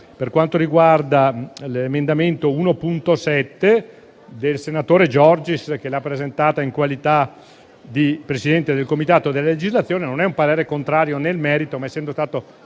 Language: Italian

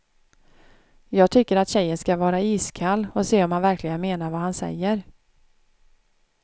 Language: Swedish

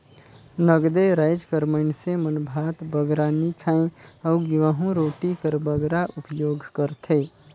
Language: Chhattisgarhi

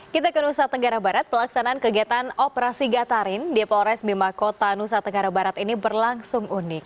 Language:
Indonesian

